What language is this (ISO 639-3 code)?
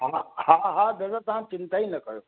snd